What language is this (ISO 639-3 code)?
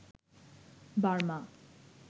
ben